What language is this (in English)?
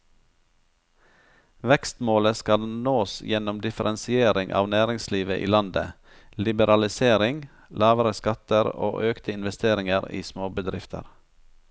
Norwegian